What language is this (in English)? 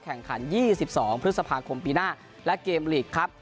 Thai